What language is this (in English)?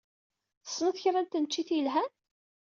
Kabyle